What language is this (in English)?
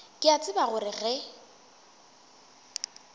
Northern Sotho